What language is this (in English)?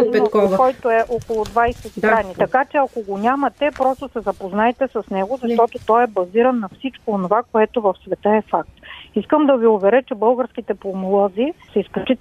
Bulgarian